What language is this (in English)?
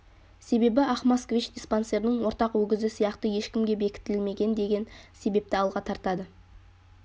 Kazakh